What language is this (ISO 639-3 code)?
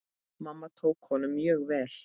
isl